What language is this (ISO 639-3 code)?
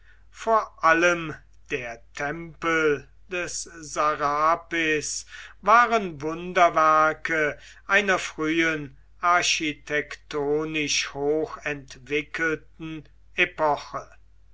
deu